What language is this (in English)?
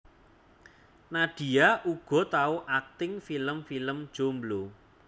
Javanese